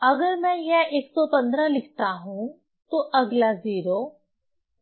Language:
Hindi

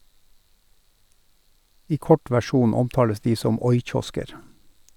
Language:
Norwegian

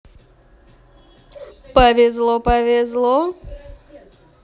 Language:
Russian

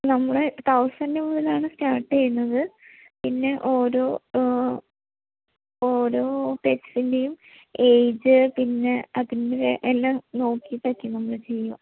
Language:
Malayalam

